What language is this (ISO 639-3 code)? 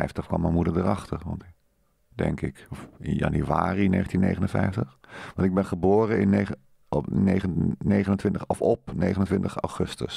nld